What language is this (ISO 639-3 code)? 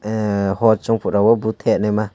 trp